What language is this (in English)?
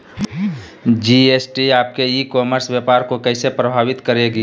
Magahi